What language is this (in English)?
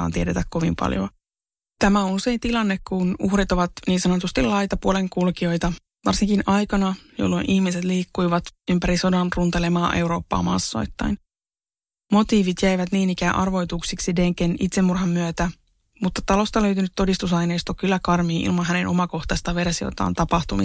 Finnish